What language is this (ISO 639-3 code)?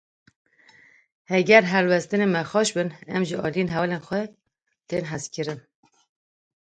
kur